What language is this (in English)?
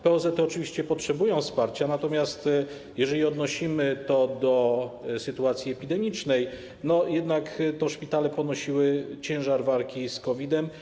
Polish